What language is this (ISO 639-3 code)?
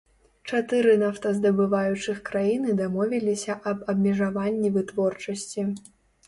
bel